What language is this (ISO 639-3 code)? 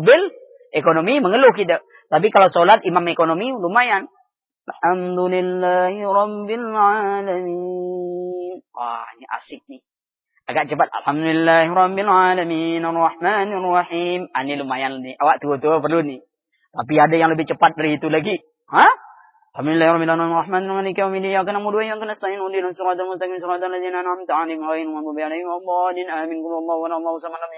msa